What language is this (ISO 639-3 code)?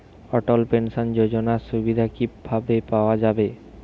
ben